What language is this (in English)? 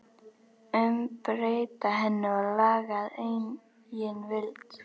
Icelandic